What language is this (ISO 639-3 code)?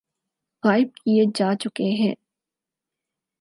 urd